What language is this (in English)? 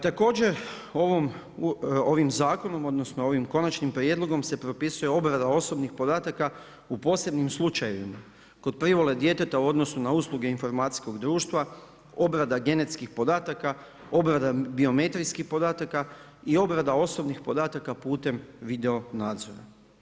Croatian